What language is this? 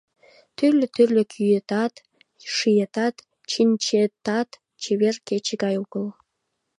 Mari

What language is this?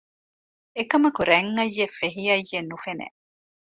Divehi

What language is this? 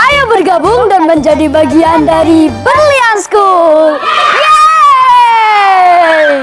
Indonesian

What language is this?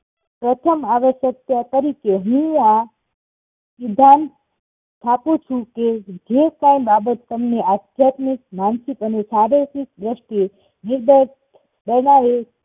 Gujarati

